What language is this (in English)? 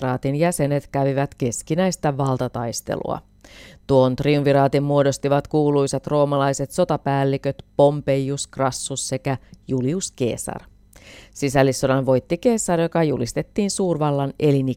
Finnish